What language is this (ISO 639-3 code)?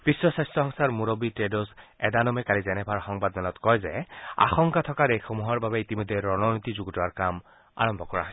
asm